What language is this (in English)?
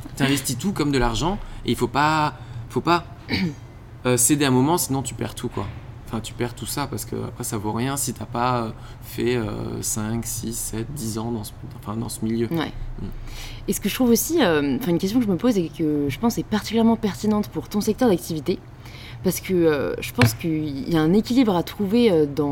French